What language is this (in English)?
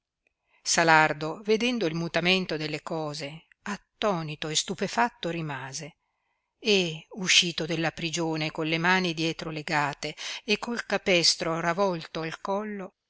Italian